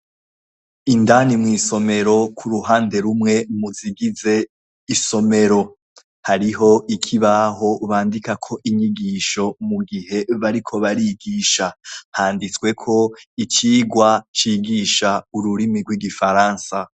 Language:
Rundi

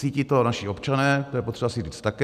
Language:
Czech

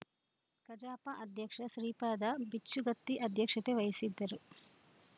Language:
Kannada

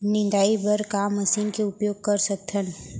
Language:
Chhattisgarhi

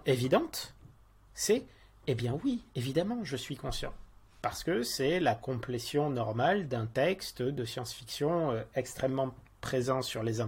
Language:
French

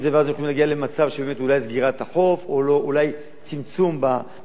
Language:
Hebrew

